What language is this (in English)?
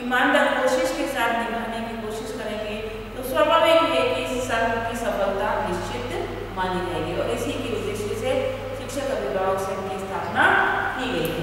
Hindi